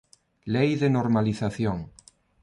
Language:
Galician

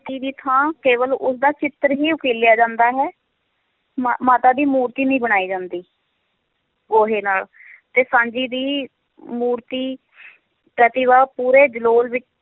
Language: Punjabi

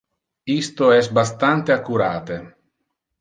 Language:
Interlingua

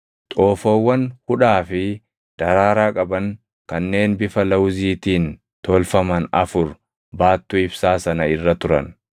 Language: Oromo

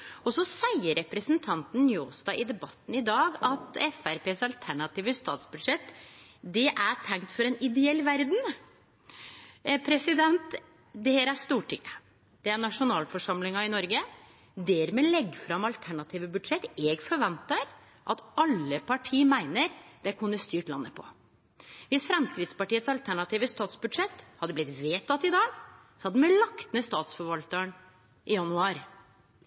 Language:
Norwegian Nynorsk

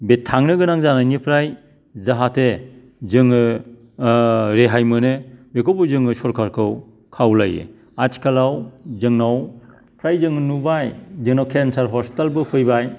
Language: Bodo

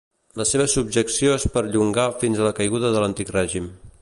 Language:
Catalan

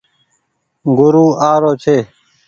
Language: Goaria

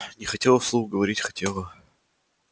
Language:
Russian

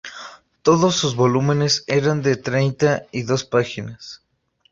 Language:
Spanish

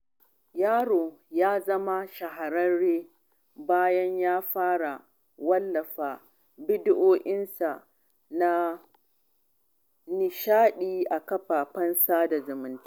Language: Hausa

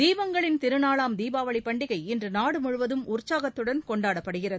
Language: Tamil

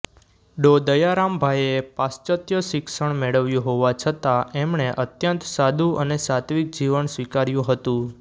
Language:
Gujarati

